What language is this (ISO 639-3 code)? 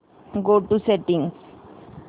mar